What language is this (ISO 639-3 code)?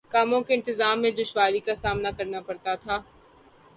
urd